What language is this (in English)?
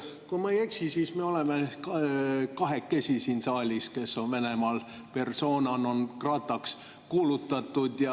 Estonian